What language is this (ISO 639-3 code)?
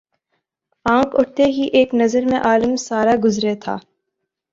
urd